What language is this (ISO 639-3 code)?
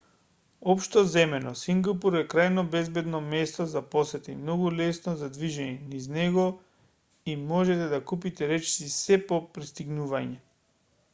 mkd